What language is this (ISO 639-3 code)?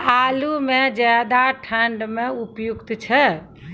mai